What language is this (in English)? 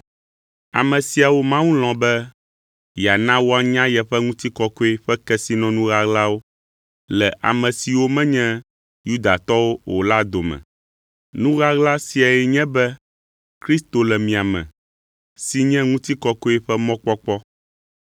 Ewe